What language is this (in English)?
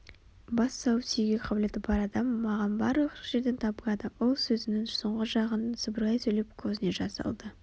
Kazakh